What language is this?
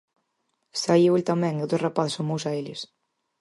Galician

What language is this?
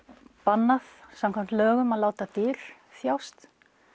Icelandic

